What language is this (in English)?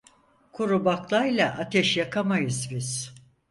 Turkish